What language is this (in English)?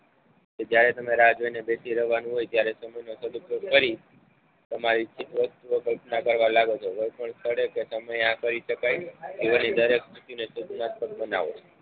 Gujarati